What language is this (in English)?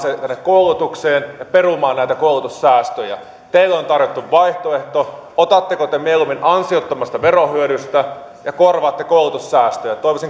Finnish